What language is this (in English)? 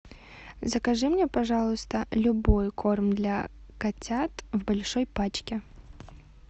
Russian